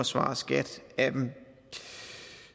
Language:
Danish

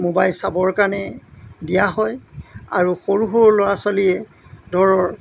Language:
Assamese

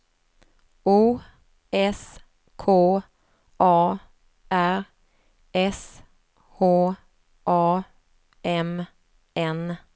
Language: Swedish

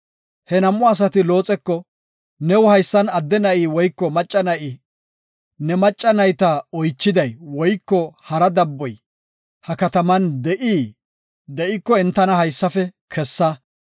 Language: Gofa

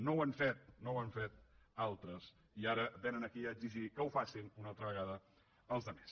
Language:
Catalan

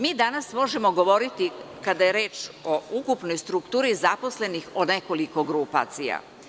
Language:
Serbian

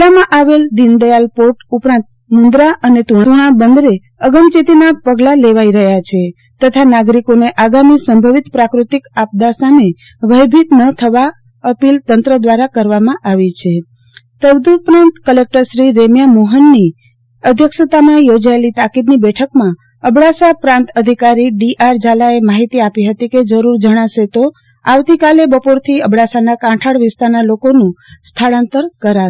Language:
Gujarati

